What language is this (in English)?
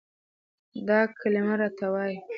Pashto